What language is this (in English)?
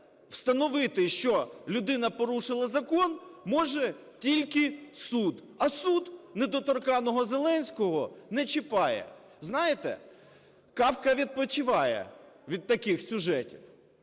Ukrainian